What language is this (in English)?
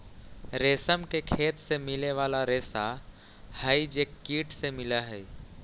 Magahi